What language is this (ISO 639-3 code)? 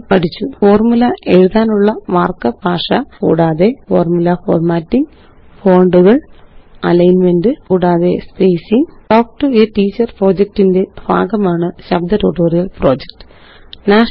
mal